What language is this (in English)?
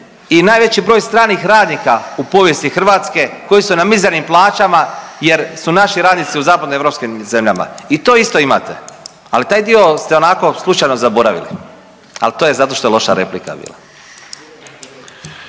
Croatian